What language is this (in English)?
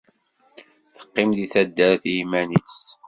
Kabyle